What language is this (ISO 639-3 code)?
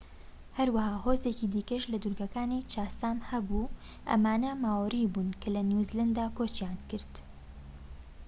ckb